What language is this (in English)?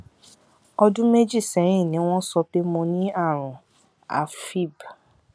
Yoruba